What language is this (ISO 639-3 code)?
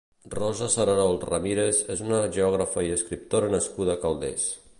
cat